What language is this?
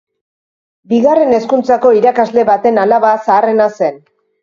Basque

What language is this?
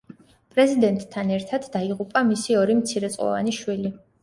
Georgian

